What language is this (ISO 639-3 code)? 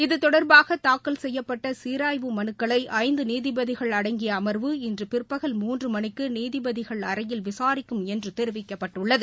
tam